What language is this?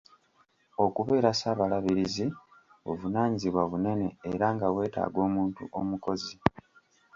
Ganda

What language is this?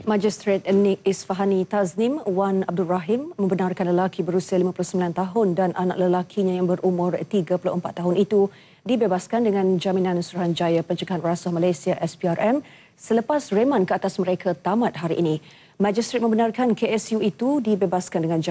Malay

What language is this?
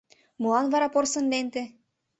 Mari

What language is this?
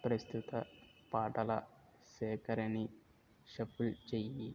Telugu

